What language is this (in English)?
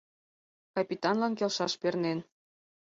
Mari